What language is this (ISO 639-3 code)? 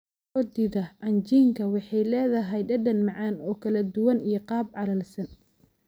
som